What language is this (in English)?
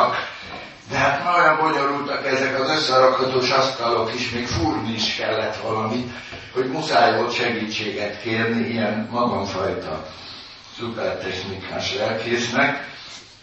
Hungarian